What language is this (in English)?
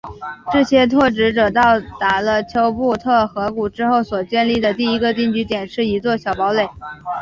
Chinese